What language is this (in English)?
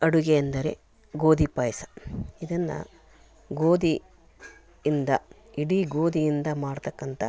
Kannada